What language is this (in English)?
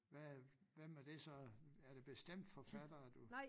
Danish